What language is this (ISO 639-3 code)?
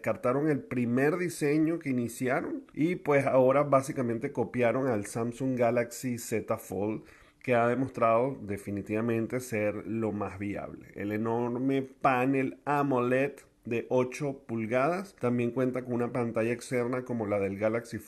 spa